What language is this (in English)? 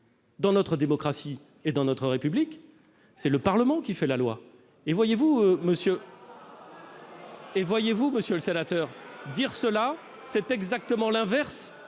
French